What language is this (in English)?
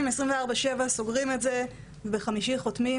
Hebrew